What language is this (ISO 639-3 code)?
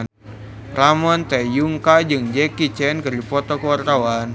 sun